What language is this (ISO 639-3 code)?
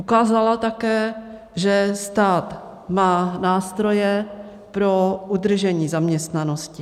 ces